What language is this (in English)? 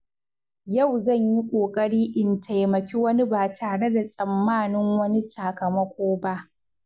Hausa